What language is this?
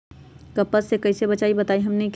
Magahi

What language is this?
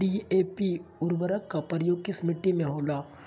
Magahi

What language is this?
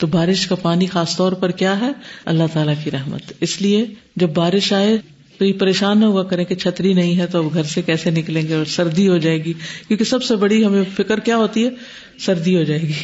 Urdu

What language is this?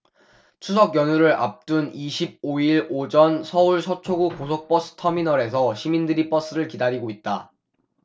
Korean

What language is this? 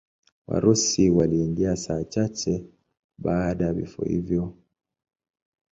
Swahili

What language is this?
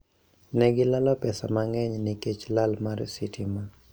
Luo (Kenya and Tanzania)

